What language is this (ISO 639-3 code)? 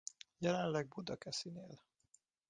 hun